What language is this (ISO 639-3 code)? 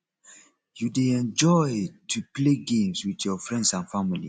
pcm